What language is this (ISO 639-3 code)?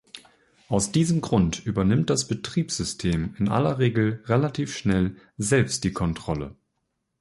deu